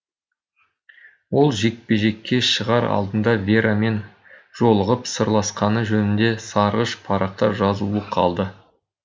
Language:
Kazakh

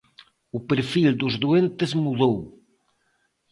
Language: Galician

